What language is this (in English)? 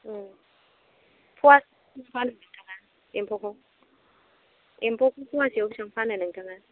Bodo